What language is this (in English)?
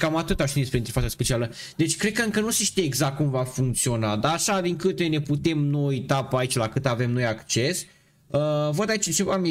Romanian